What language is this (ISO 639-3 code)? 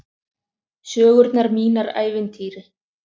isl